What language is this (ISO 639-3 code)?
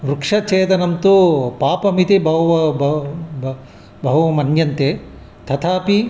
san